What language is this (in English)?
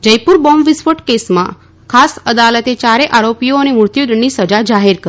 Gujarati